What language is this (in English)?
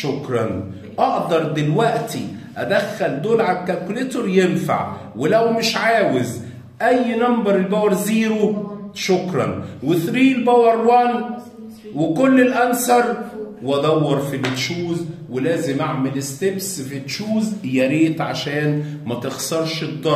Arabic